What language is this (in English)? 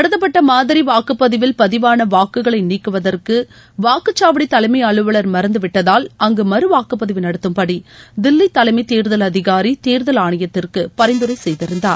Tamil